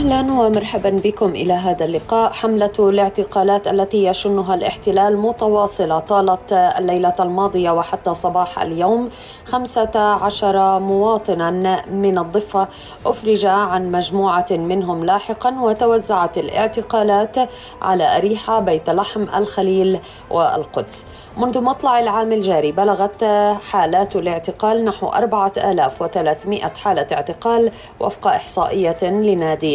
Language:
Arabic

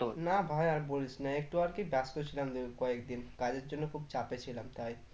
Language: Bangla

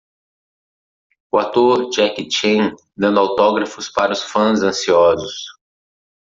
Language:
Portuguese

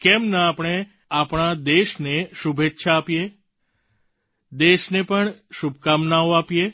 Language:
Gujarati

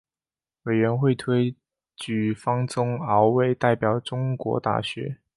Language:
Chinese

